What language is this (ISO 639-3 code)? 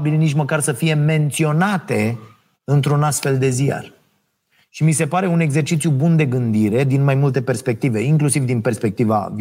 ron